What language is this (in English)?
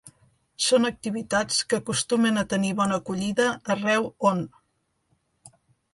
Catalan